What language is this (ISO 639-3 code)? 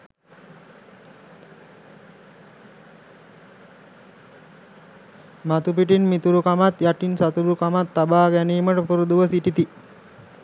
sin